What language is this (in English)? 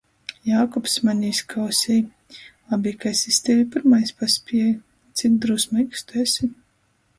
Latgalian